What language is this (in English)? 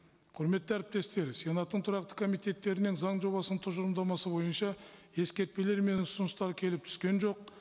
Kazakh